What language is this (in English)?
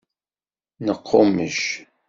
Kabyle